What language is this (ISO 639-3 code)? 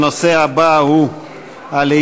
heb